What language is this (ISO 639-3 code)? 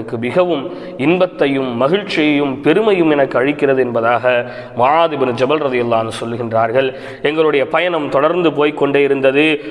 tam